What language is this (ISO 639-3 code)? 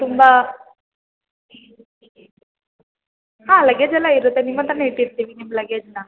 kan